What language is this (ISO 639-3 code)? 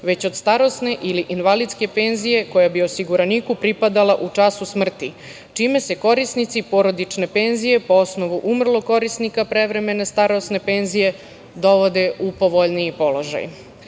srp